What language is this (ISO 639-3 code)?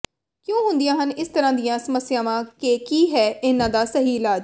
pan